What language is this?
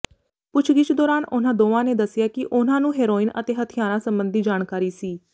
Punjabi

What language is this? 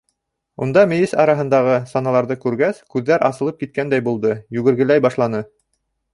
Bashkir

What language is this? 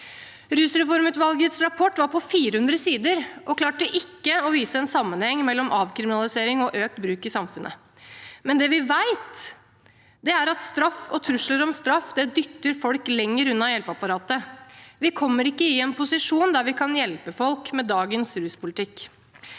Norwegian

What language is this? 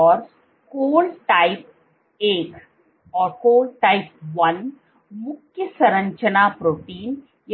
Hindi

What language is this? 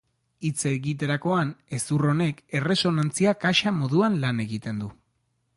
Basque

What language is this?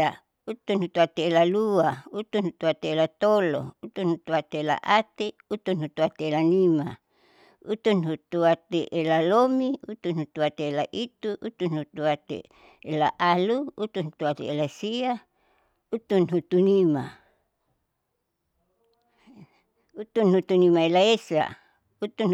Saleman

